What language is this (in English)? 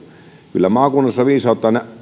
Finnish